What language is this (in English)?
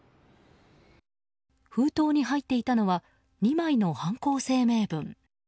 Japanese